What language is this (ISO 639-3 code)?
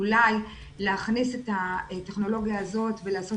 heb